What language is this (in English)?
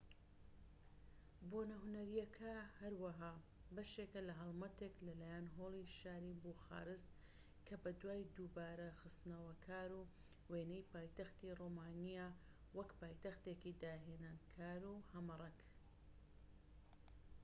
Central Kurdish